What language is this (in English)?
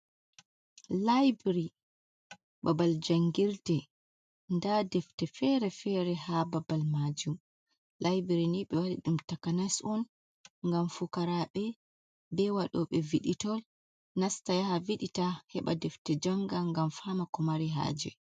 Fula